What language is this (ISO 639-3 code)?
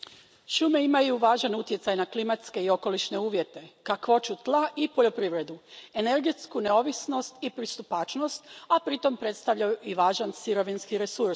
hrv